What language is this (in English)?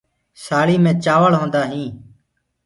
Gurgula